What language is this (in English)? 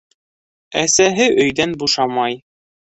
Bashkir